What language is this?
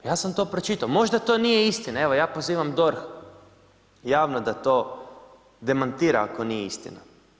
Croatian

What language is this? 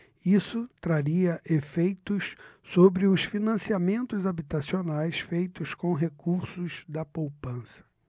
Portuguese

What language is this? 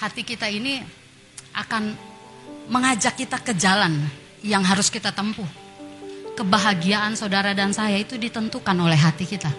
Indonesian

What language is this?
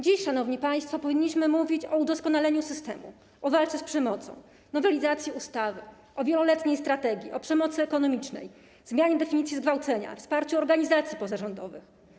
Polish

